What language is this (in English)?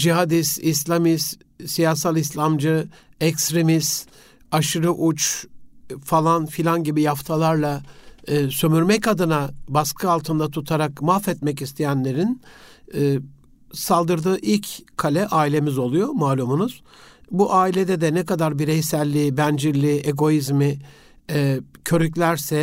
Turkish